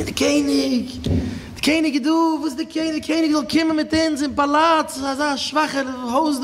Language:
Dutch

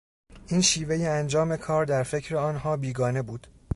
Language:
Persian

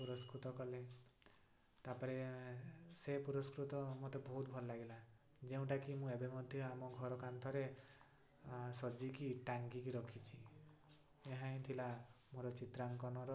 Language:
Odia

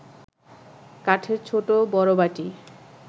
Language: Bangla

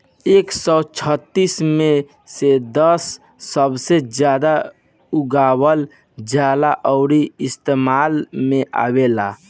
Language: Bhojpuri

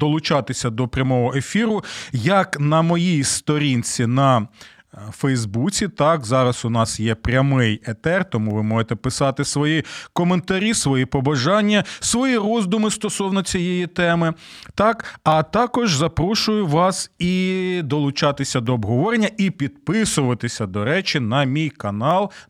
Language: Ukrainian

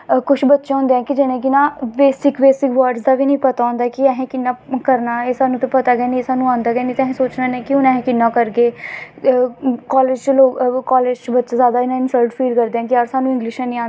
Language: Dogri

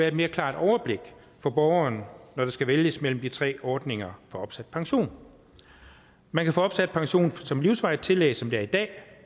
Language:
Danish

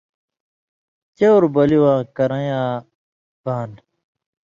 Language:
Indus Kohistani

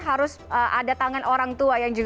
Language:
Indonesian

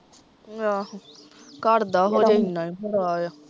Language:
Punjabi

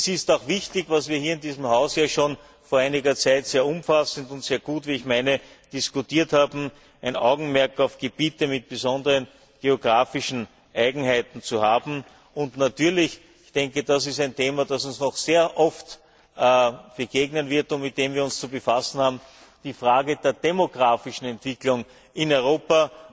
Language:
German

